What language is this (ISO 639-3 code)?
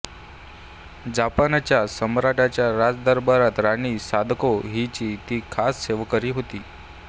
mar